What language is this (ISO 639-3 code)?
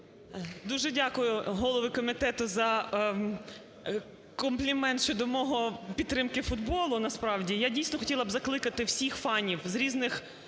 ukr